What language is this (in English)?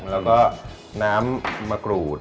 Thai